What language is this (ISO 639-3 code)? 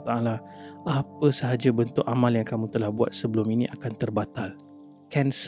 msa